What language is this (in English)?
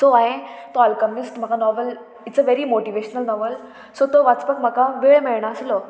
Konkani